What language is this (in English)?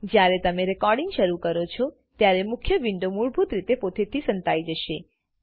Gujarati